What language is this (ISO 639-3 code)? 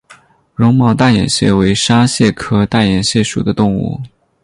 zho